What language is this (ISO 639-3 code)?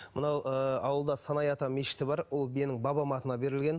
kaz